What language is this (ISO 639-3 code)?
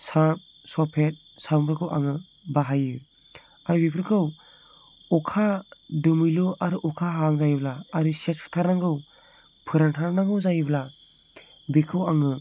brx